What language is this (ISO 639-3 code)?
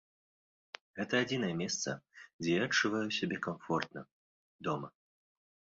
bel